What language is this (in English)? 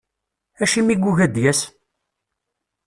Kabyle